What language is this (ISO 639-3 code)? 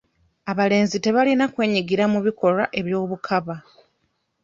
lug